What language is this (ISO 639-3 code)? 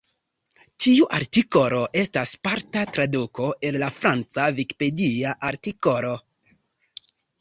epo